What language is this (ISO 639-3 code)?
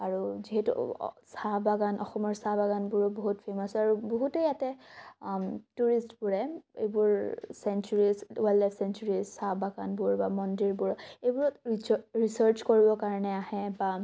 asm